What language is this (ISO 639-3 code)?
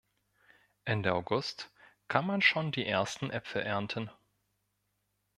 deu